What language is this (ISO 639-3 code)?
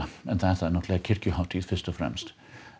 isl